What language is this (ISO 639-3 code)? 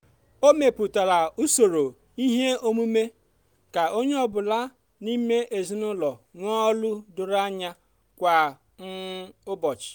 ibo